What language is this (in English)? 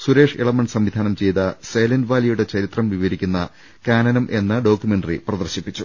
Malayalam